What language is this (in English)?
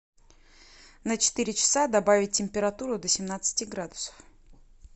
Russian